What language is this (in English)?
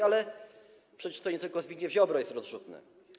Polish